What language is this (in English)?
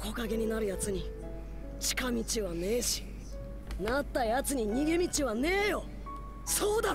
Thai